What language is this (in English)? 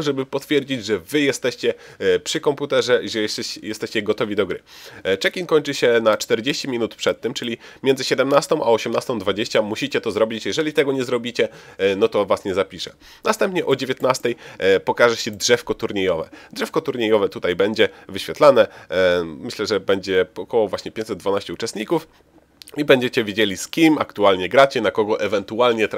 Polish